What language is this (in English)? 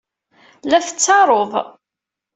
Kabyle